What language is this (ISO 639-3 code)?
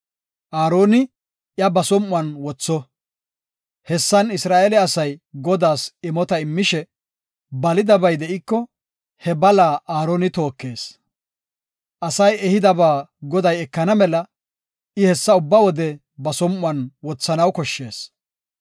gof